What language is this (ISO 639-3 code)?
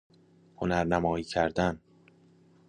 fas